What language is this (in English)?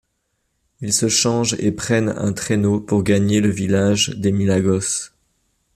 French